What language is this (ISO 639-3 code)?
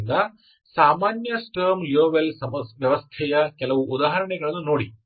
kan